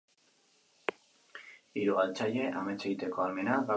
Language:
Basque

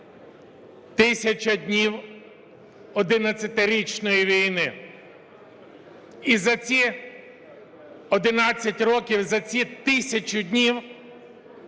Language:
Ukrainian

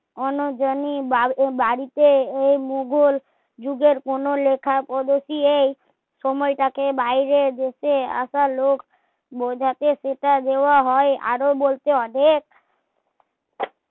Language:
Bangla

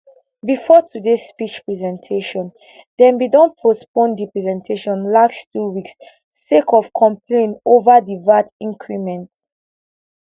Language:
Nigerian Pidgin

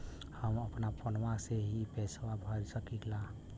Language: Bhojpuri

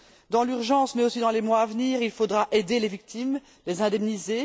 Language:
French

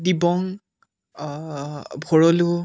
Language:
Assamese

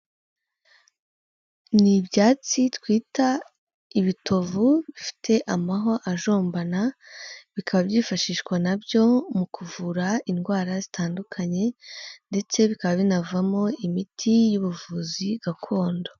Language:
Kinyarwanda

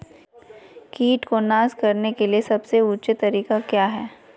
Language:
Magahi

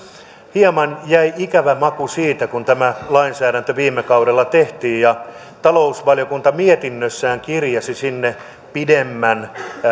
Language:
Finnish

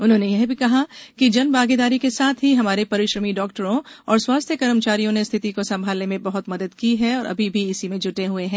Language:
Hindi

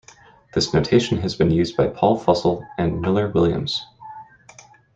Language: English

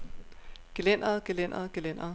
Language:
Danish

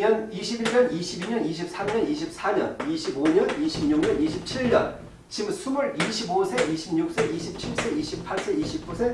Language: Korean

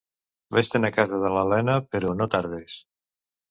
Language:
Catalan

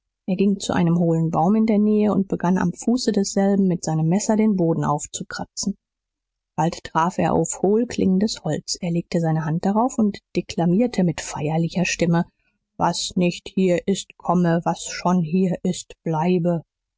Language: German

